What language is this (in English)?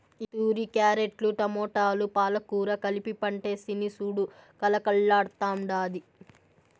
Telugu